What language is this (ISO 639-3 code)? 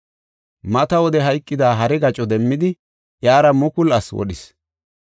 gof